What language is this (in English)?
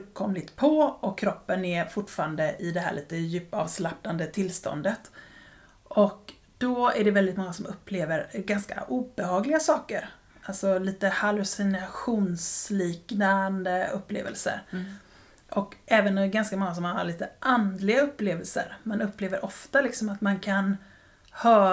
Swedish